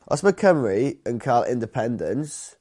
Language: Welsh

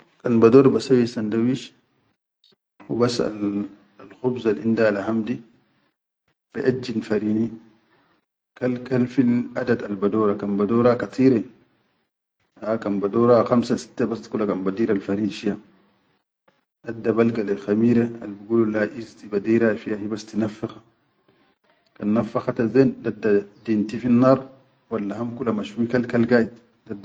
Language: Chadian Arabic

